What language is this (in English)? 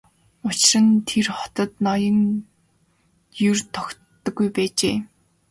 Mongolian